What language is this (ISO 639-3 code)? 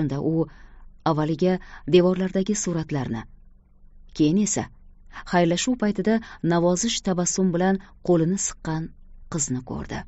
tur